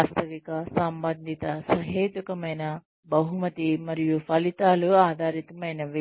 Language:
Telugu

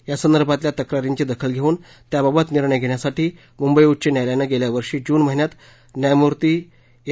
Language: Marathi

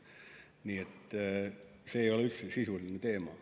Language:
Estonian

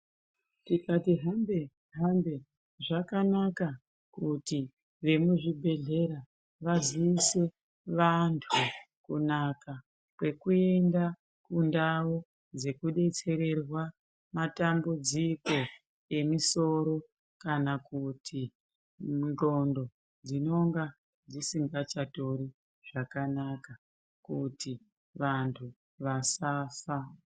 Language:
Ndau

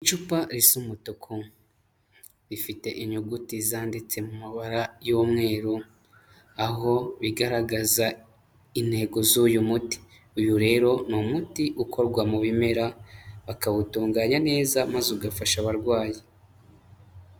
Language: Kinyarwanda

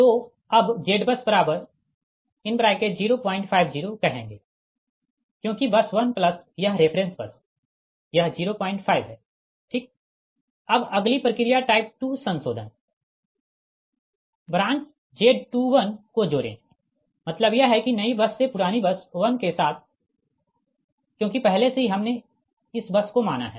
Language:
Hindi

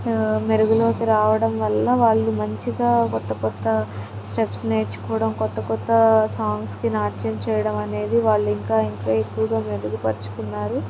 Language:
Telugu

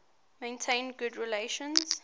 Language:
English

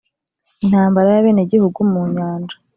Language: Kinyarwanda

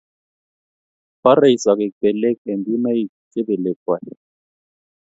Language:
Kalenjin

